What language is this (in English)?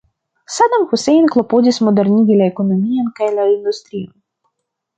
Esperanto